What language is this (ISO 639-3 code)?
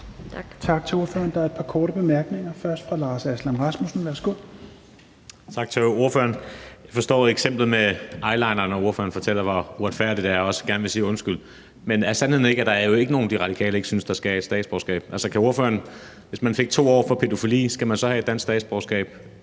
dan